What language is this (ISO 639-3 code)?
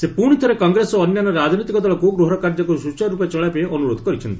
ori